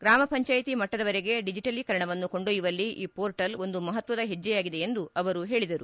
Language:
Kannada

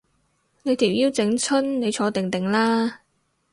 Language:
Cantonese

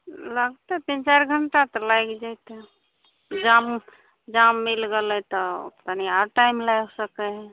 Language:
Maithili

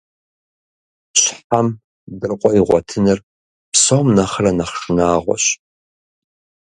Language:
Kabardian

